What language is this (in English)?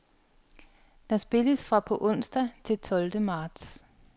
Danish